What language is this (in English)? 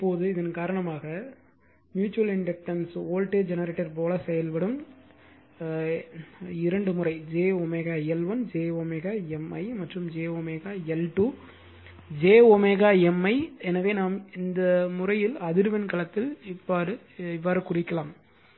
Tamil